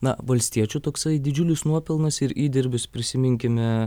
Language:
Lithuanian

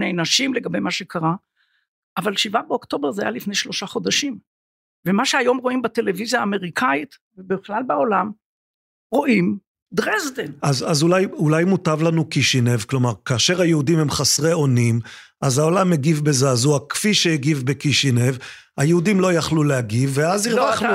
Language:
Hebrew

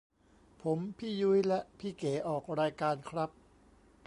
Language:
Thai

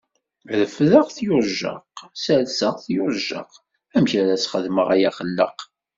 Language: Kabyle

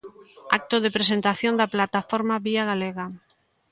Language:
Galician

